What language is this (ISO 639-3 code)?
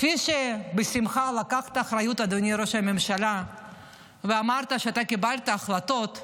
heb